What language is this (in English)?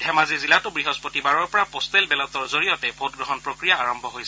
Assamese